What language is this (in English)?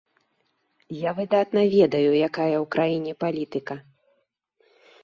Belarusian